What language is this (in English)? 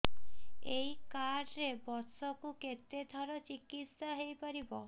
Odia